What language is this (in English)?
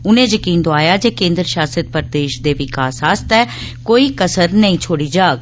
Dogri